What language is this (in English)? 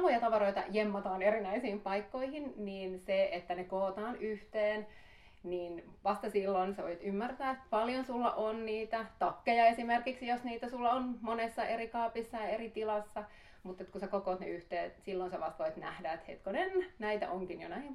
Finnish